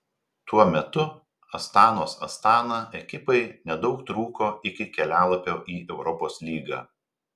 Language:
Lithuanian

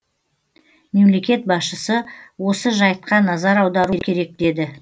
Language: Kazakh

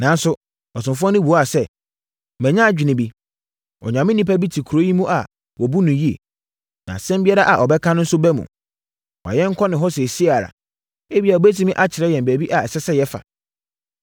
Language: Akan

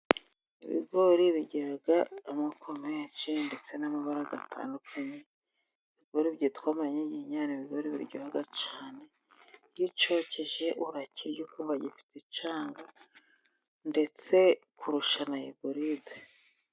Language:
Kinyarwanda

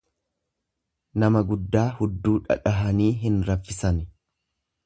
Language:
Oromo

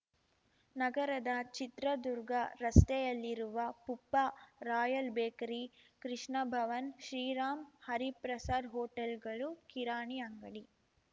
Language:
Kannada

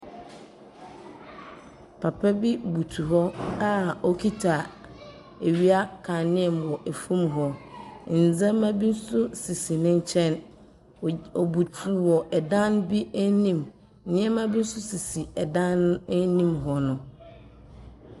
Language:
Akan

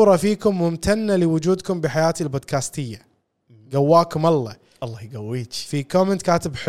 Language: Arabic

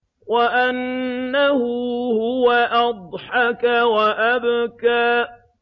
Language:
Arabic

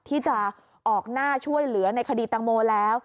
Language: Thai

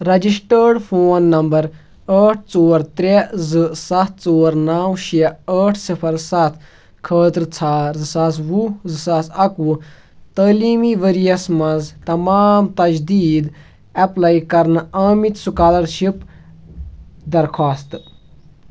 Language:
Kashmiri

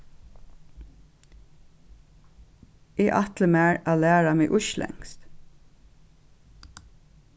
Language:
Faroese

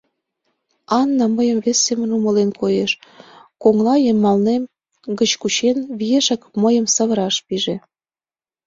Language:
Mari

